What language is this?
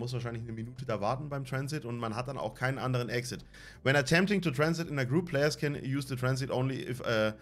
German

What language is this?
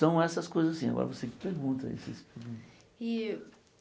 Portuguese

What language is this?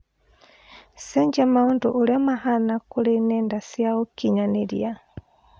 Kikuyu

